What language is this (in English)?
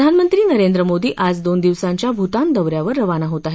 Marathi